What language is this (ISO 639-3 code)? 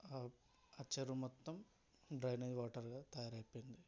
tel